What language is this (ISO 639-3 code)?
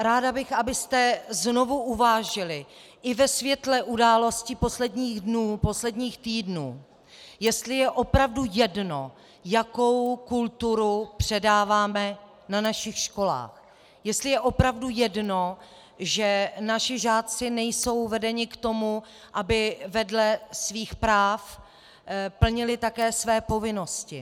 ces